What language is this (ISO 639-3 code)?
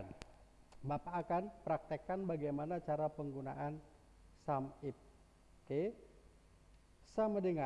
ind